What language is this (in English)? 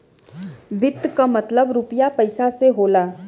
Bhojpuri